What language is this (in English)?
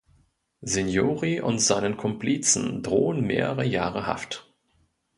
German